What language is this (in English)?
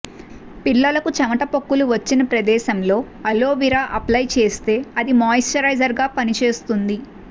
Telugu